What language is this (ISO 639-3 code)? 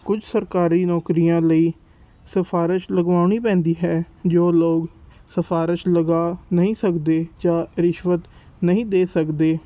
pan